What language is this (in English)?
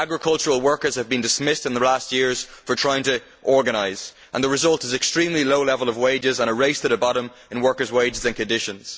English